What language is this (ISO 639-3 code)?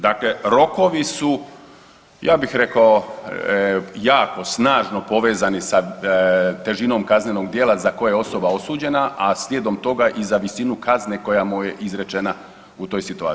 hrv